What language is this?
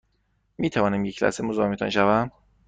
Persian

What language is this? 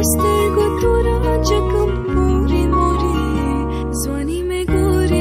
Romanian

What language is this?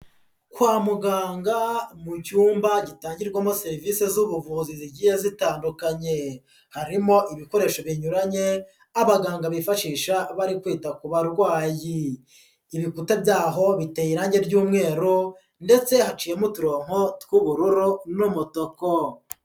Kinyarwanda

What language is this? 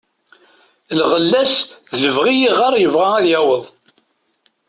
Kabyle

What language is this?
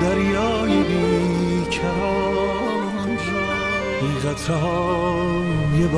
Persian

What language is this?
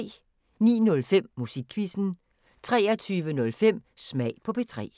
Danish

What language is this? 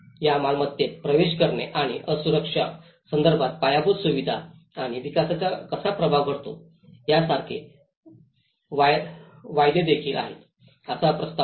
Marathi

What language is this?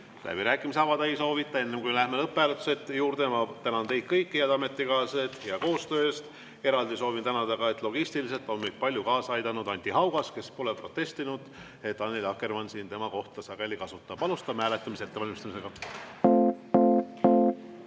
Estonian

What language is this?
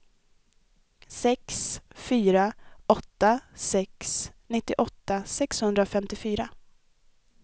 Swedish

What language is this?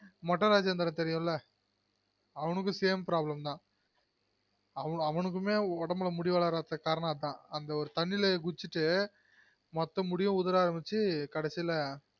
Tamil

